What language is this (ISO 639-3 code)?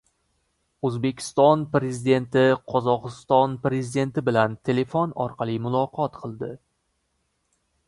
uzb